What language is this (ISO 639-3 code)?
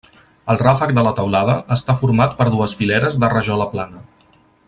cat